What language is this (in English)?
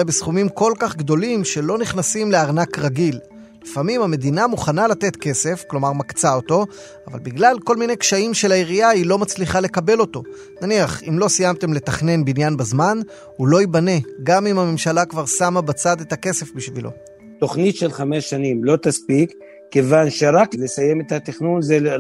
Hebrew